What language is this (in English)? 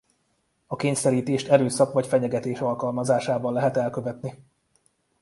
Hungarian